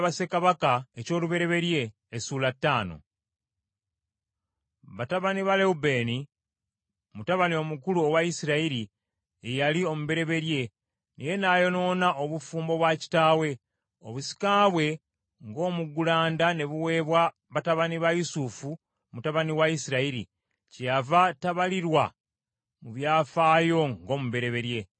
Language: Ganda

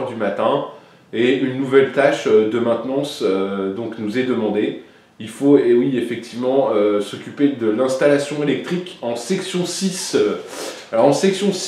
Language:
French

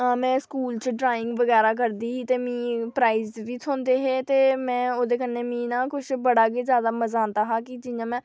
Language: Dogri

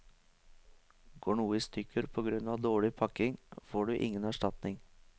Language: Norwegian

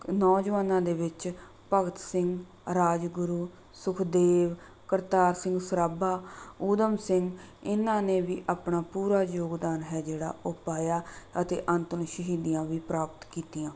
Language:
Punjabi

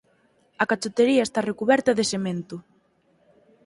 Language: Galician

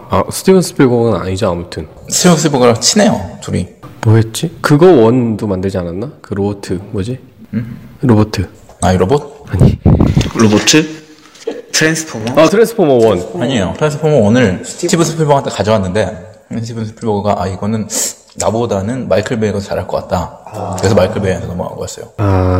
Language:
Korean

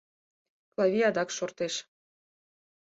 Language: Mari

